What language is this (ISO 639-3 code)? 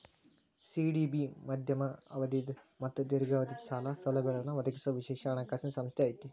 kan